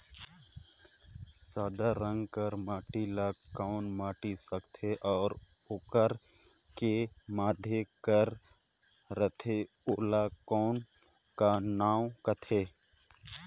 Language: Chhattisgarhi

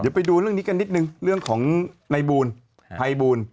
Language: Thai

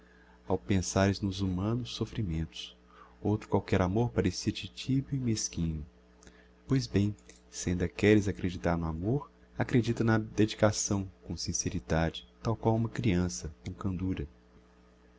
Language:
Portuguese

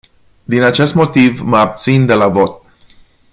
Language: Romanian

